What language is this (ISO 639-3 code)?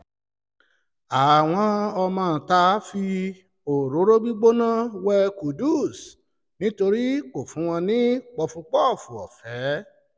yor